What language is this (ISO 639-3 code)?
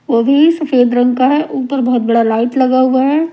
hin